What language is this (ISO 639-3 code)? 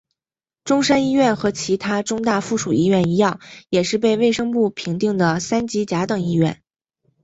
zho